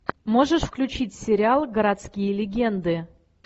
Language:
Russian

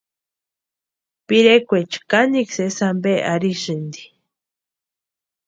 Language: Western Highland Purepecha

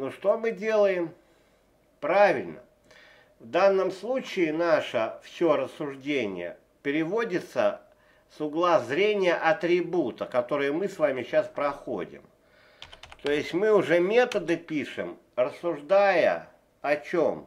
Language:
Russian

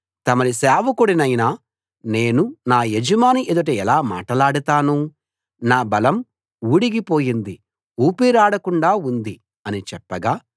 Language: Telugu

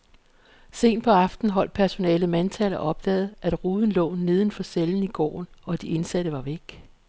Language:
Danish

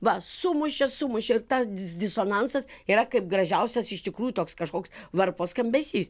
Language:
Lithuanian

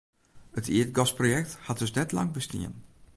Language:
Western Frisian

